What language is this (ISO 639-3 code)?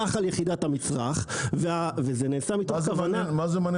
heb